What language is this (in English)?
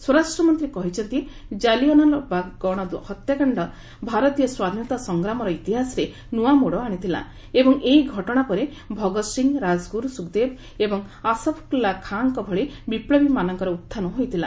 Odia